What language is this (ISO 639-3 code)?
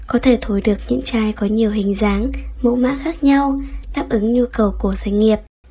vie